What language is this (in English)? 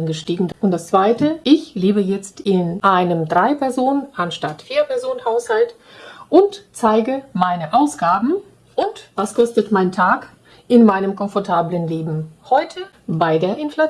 German